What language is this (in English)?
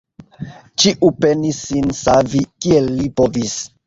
Esperanto